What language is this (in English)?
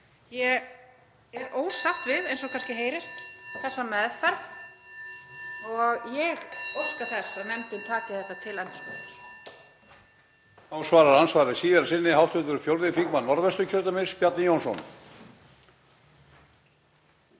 Icelandic